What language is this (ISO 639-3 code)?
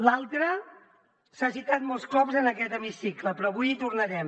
cat